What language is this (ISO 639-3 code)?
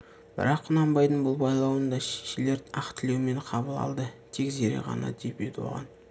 kaz